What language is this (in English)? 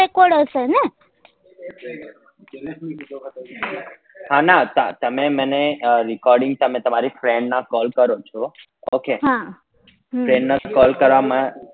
Gujarati